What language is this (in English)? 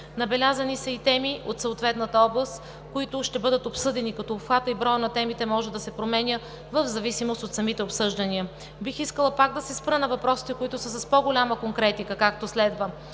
Bulgarian